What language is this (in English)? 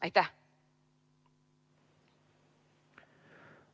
Estonian